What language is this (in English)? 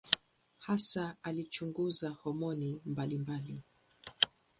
Swahili